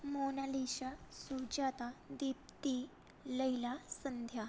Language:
Sanskrit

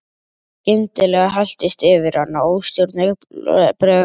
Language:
Icelandic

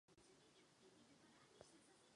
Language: Czech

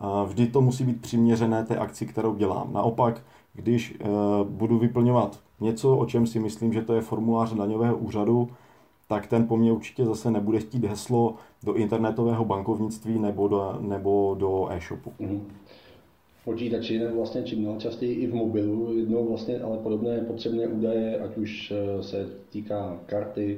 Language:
Czech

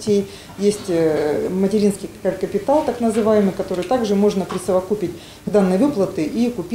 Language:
Russian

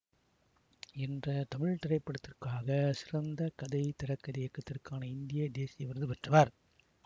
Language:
Tamil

